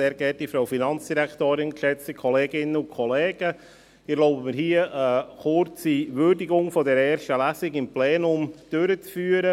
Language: Swiss German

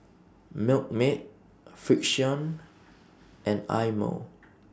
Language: English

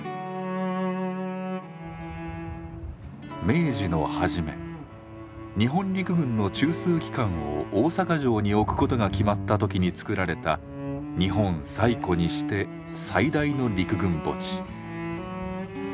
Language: Japanese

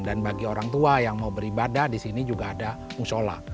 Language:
Indonesian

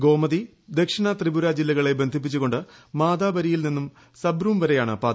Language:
Malayalam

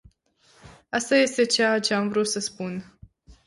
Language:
Romanian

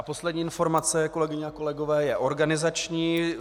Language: Czech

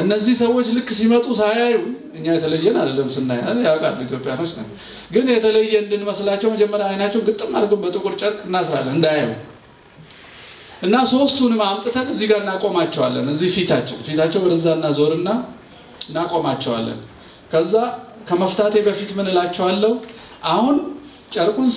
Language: Turkish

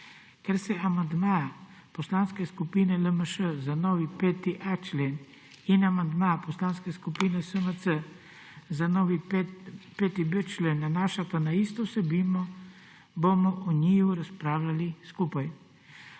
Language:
Slovenian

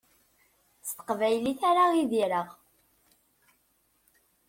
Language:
Kabyle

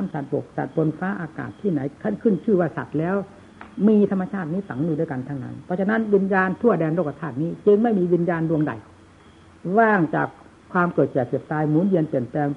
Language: Thai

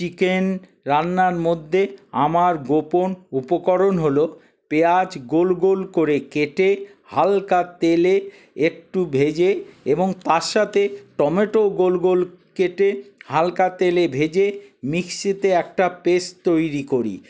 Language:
Bangla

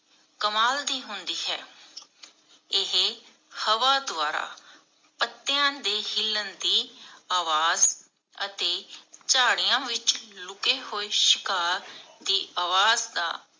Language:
Punjabi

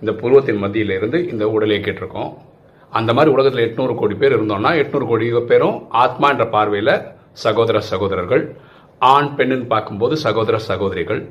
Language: Tamil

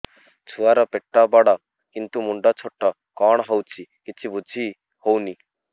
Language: Odia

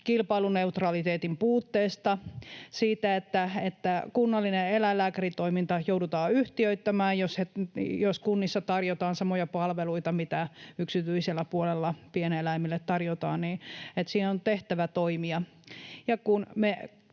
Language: Finnish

